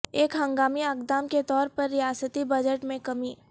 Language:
Urdu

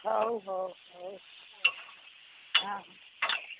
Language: Odia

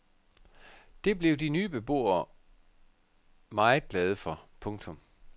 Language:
Danish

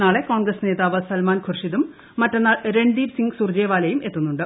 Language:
Malayalam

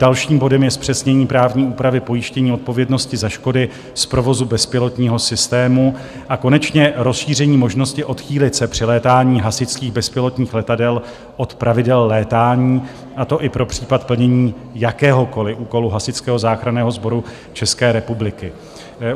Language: Czech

